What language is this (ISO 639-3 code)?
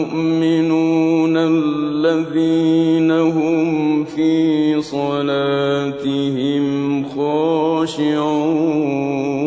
ara